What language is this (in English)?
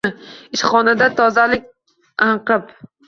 Uzbek